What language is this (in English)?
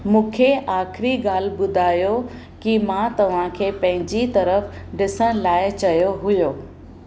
Sindhi